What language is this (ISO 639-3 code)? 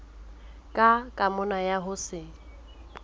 sot